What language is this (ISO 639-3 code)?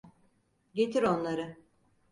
tur